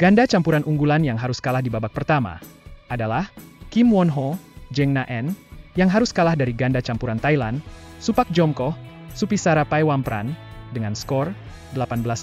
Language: Indonesian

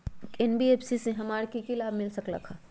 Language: Magahi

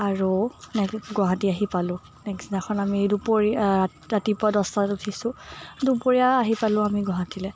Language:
Assamese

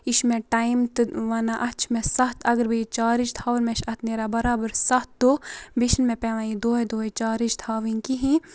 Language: Kashmiri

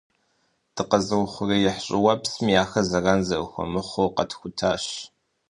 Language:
Kabardian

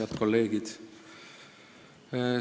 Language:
Estonian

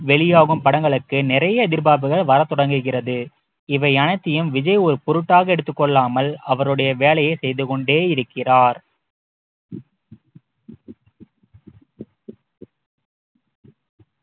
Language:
Tamil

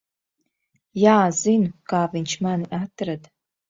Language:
Latvian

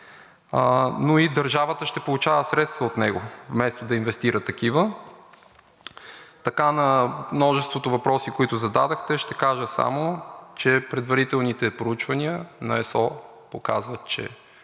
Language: Bulgarian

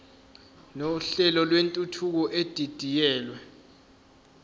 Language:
Zulu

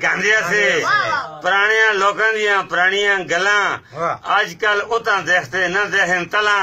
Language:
Hindi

